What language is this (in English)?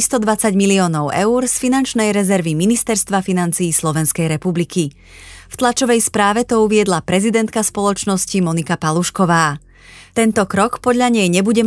Slovak